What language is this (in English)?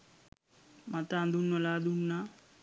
Sinhala